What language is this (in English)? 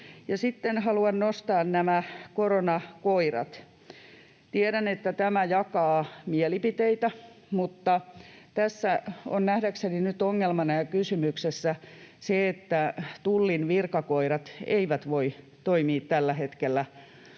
Finnish